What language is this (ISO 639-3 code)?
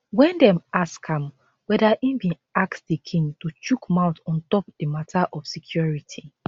pcm